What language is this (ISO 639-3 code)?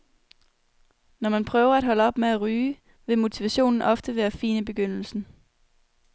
dan